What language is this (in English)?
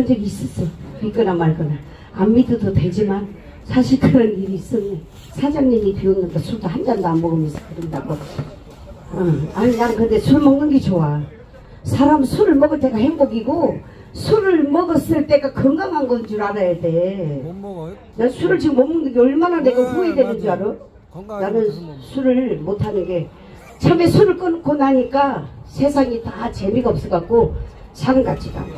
Korean